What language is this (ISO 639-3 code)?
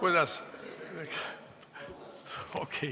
est